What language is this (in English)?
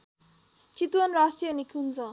Nepali